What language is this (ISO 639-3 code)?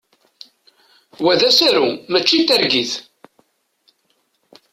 kab